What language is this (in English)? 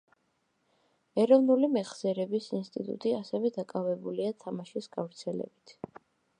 Georgian